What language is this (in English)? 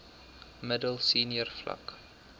Afrikaans